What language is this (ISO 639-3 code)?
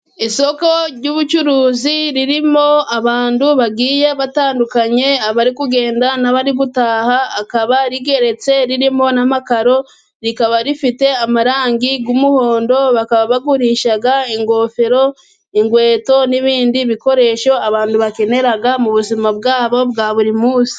kin